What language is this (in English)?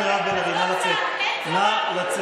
Hebrew